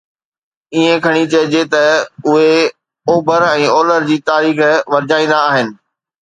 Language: Sindhi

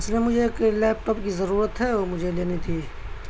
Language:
Urdu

